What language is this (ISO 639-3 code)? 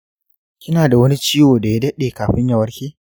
hau